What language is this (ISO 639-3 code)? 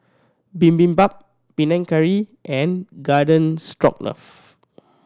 eng